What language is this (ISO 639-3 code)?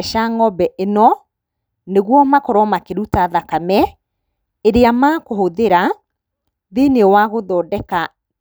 kik